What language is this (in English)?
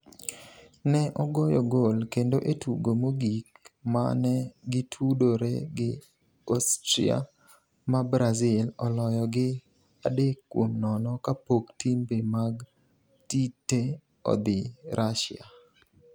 Luo (Kenya and Tanzania)